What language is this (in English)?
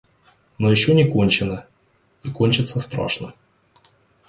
Russian